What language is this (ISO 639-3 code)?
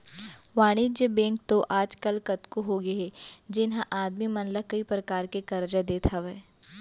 hne